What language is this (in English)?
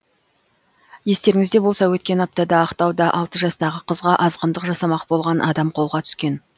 Kazakh